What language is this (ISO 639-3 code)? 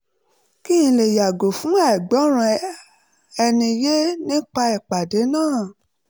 yor